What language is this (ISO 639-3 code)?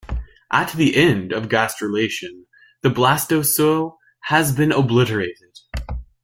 eng